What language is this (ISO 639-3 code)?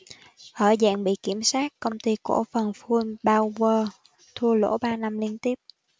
vie